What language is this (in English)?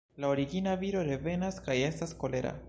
Esperanto